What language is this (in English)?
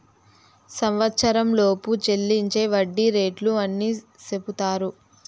Telugu